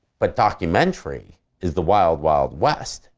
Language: English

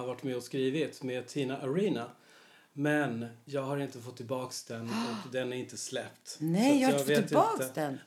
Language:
Swedish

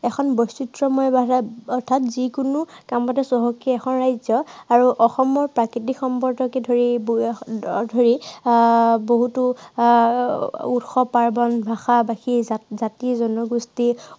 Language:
Assamese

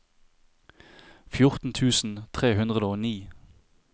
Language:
Norwegian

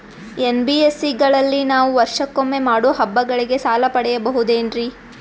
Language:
Kannada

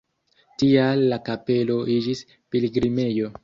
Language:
Esperanto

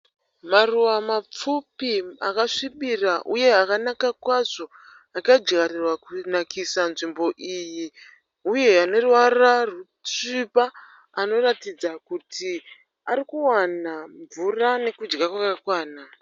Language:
Shona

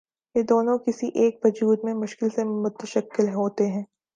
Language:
Urdu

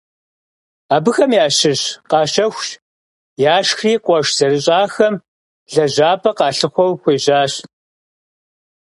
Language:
Kabardian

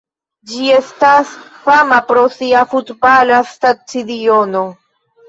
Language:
Esperanto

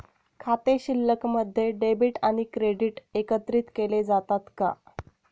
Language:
Marathi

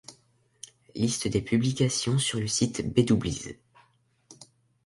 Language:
French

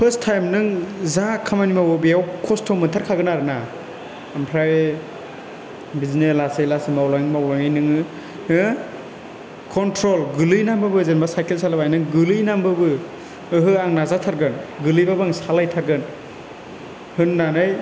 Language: Bodo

